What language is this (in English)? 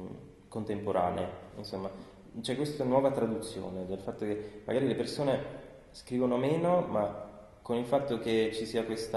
Italian